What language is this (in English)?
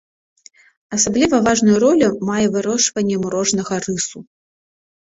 Belarusian